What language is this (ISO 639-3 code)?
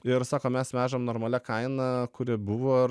lit